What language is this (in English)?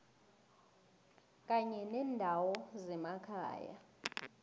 South Ndebele